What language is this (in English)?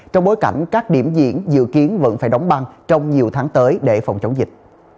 Vietnamese